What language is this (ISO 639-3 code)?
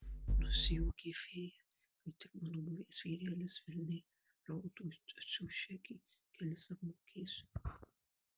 lit